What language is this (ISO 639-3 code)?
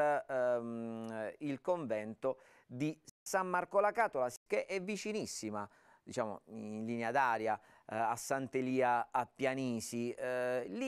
ita